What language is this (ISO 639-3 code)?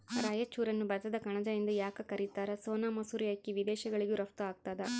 kan